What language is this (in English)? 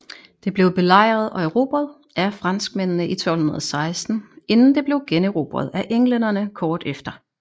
Danish